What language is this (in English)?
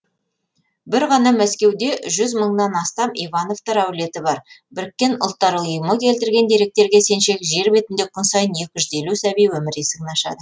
Kazakh